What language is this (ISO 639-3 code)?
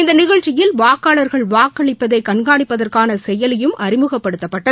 tam